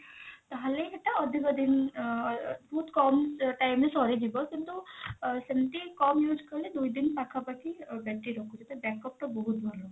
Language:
Odia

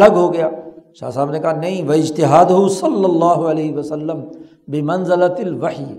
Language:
Urdu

